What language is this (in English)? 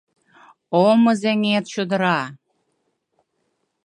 Mari